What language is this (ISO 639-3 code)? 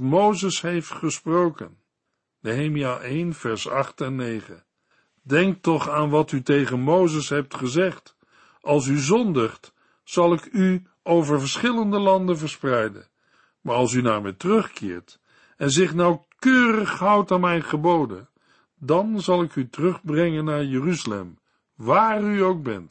nld